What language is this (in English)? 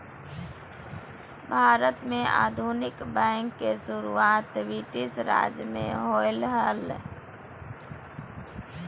Magahi